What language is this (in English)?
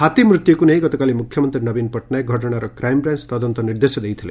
Odia